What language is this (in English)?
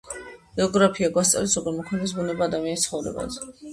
Georgian